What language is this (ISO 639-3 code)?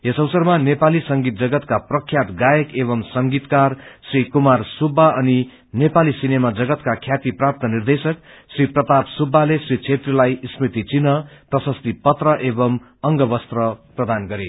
nep